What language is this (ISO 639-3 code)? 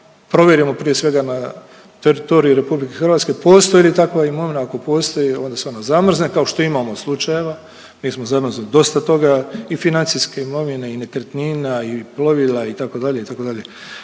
hrv